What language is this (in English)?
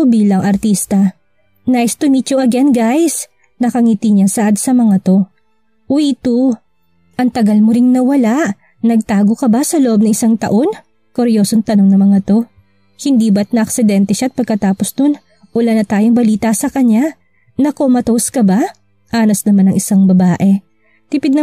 Filipino